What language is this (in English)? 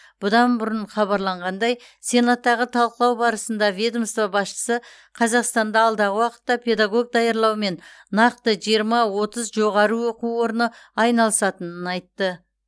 Kazakh